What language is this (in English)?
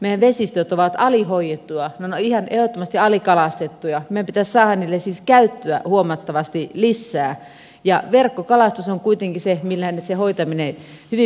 Finnish